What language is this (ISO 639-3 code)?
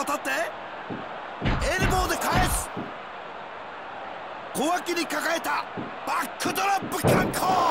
jpn